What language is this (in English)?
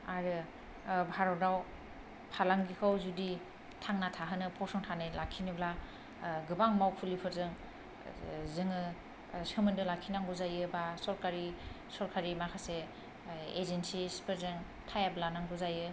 Bodo